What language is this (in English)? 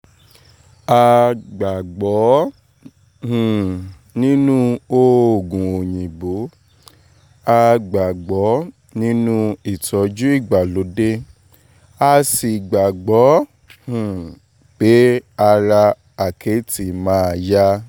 Yoruba